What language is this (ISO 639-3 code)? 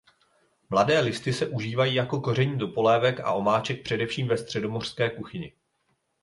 ces